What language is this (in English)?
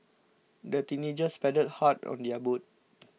English